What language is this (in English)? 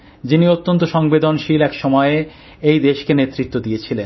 Bangla